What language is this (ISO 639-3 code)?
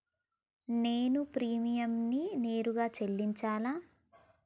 tel